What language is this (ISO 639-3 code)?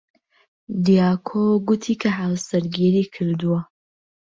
ckb